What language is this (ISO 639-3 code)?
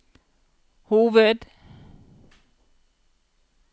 nor